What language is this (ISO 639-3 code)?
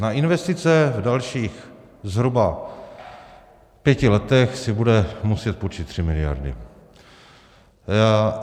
ces